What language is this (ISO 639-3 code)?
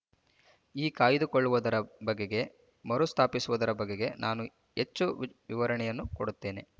kan